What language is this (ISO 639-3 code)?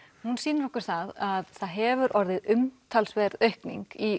isl